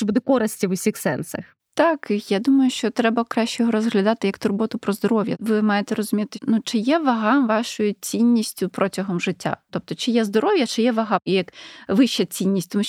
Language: Ukrainian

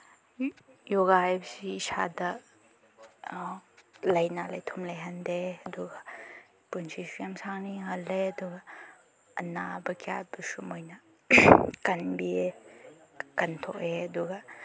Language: Manipuri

